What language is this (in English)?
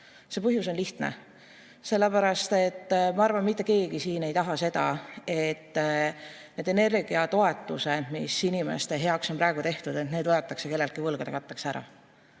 Estonian